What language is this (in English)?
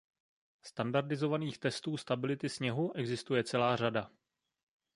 Czech